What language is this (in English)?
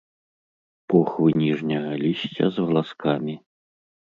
Belarusian